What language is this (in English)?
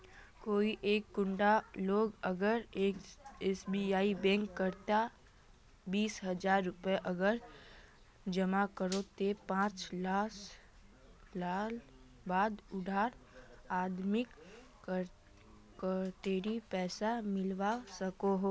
Magahi